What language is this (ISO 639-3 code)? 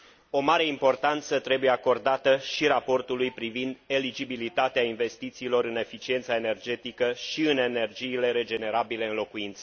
ron